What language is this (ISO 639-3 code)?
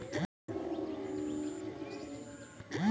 mai